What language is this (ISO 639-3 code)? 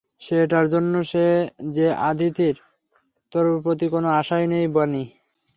ben